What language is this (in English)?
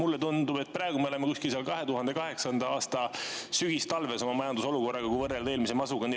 Estonian